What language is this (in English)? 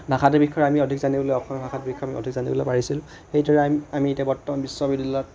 Assamese